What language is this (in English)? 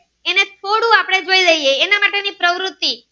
Gujarati